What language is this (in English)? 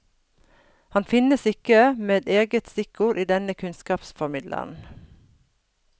Norwegian